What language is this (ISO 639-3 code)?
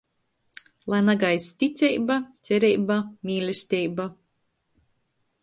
ltg